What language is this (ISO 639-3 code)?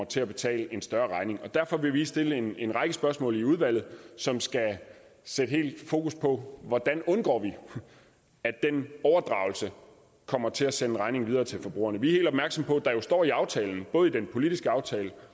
dan